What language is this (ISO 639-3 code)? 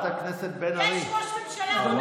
heb